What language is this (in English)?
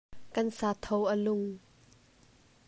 Hakha Chin